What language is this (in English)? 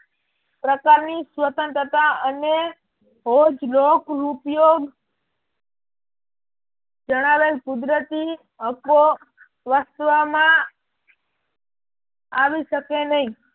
Gujarati